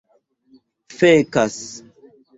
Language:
Esperanto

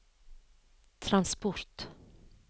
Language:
Norwegian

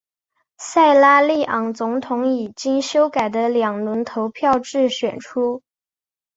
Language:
Chinese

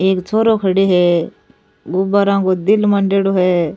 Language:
Rajasthani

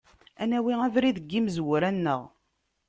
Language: Kabyle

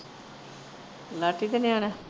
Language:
Punjabi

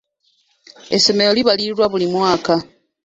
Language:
Ganda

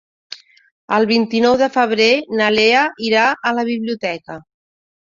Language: Catalan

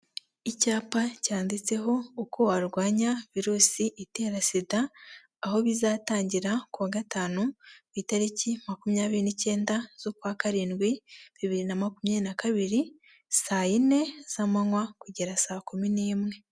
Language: Kinyarwanda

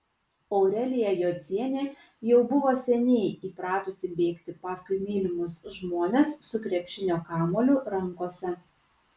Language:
Lithuanian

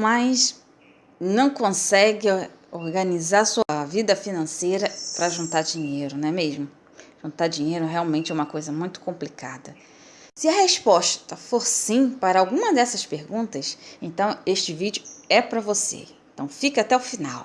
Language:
Portuguese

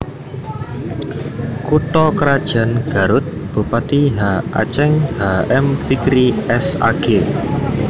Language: Javanese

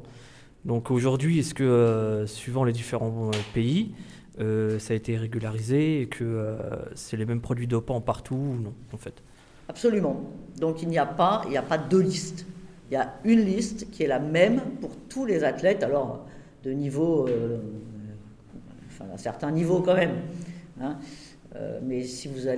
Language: French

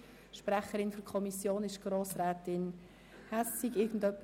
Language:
Swiss German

